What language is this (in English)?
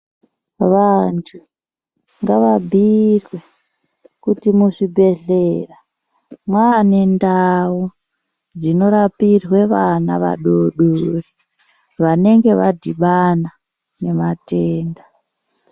Ndau